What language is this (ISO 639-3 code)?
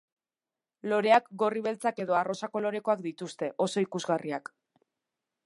eus